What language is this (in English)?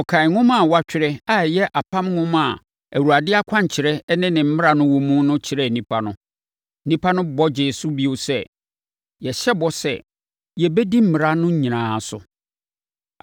Akan